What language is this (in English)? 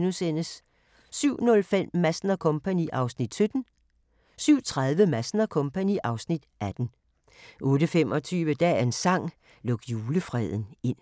Danish